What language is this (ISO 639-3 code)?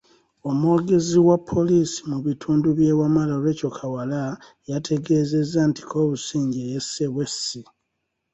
lug